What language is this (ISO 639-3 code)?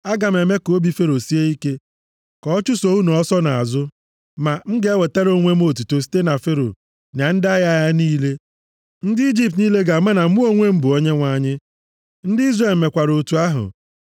ibo